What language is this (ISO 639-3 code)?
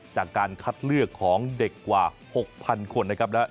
tha